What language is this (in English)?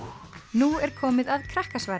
Icelandic